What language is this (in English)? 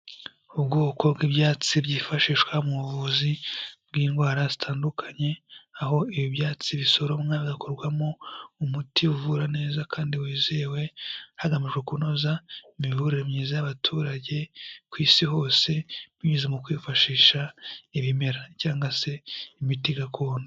Kinyarwanda